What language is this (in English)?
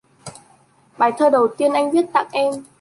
Vietnamese